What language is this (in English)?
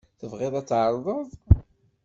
Kabyle